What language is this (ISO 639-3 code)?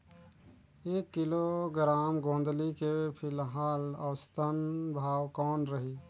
hne